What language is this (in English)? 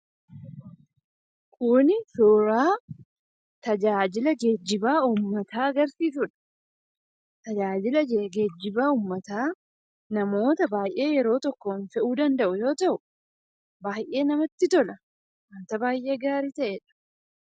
Oromo